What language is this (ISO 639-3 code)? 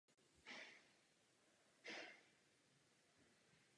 ces